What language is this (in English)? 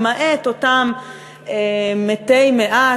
Hebrew